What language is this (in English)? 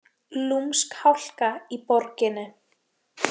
Icelandic